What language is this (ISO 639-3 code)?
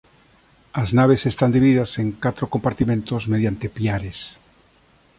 glg